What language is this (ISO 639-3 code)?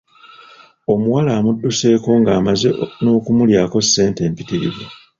lug